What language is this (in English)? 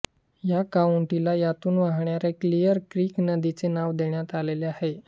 Marathi